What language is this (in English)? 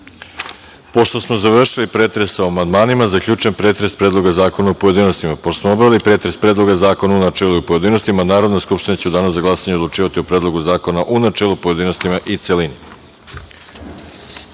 Serbian